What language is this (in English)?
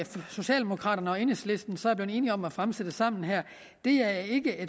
Danish